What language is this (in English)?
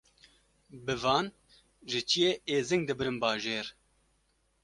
Kurdish